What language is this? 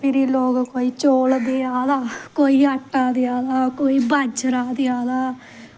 Dogri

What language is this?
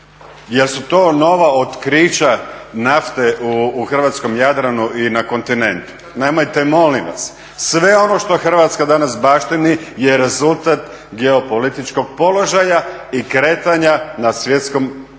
Croatian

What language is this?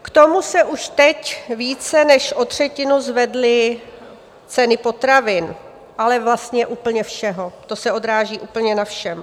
Czech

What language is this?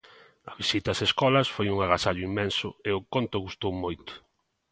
Galician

